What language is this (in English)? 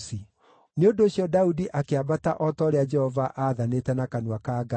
Kikuyu